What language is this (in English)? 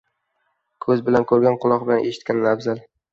Uzbek